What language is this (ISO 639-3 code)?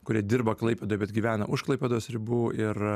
lit